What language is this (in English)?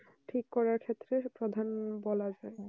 Bangla